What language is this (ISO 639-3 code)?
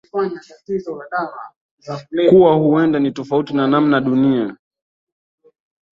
swa